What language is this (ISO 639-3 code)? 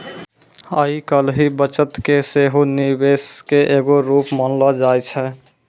mai